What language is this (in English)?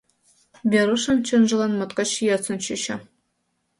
Mari